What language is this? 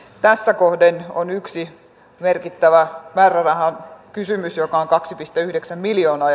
Finnish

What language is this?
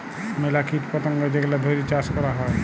Bangla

